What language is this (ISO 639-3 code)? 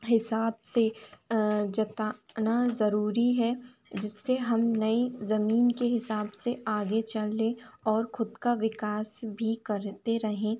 hin